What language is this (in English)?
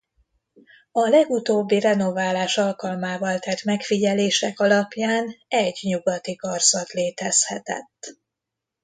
Hungarian